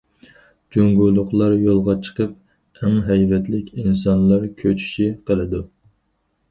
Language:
Uyghur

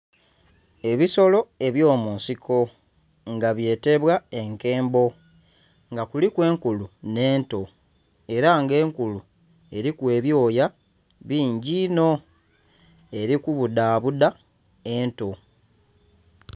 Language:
Soga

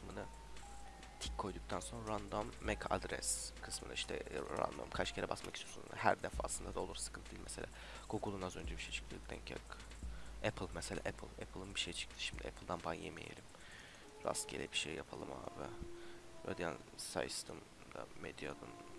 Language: Turkish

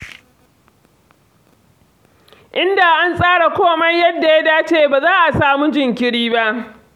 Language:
Hausa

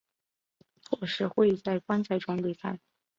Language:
Chinese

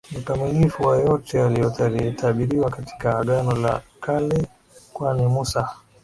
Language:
Swahili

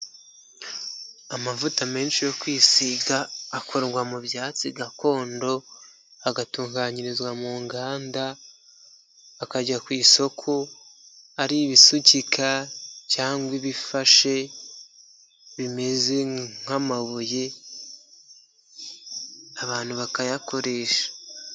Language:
Kinyarwanda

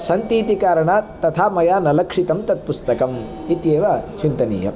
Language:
Sanskrit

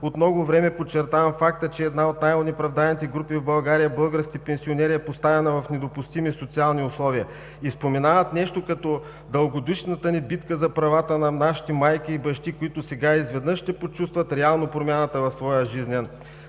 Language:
Bulgarian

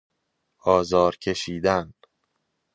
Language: Persian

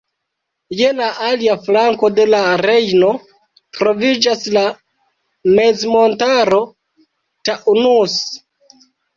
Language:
Esperanto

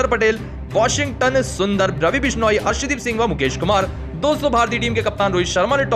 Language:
Hindi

